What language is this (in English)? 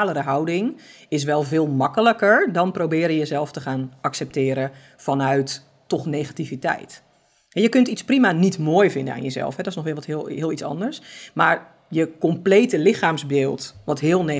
Dutch